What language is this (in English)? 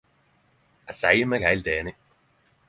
Norwegian Nynorsk